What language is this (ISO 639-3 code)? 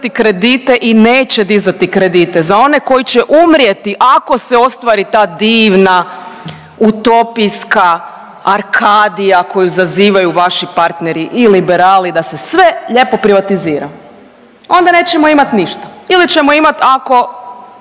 hrv